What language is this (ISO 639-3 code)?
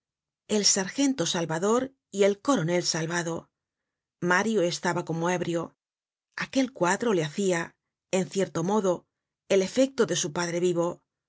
spa